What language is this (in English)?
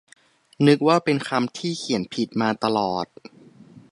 Thai